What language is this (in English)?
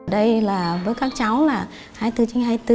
Vietnamese